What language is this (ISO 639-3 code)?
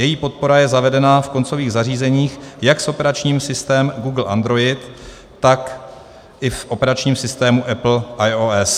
ces